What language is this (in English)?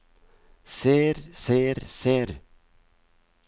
Norwegian